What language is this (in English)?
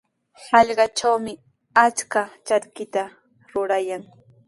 Sihuas Ancash Quechua